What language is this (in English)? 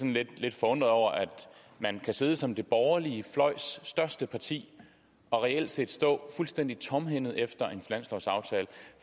Danish